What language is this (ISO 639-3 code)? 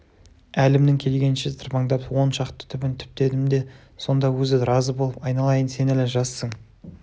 kaz